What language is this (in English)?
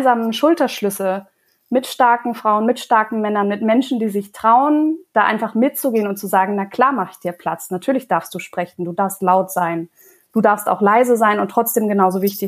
German